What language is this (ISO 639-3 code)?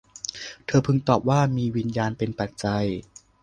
tha